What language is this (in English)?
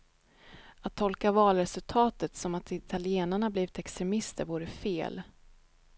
Swedish